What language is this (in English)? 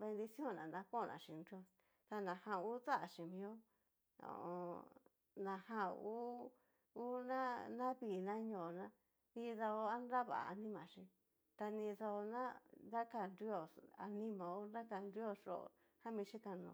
Cacaloxtepec Mixtec